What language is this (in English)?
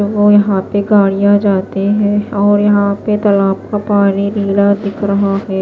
Hindi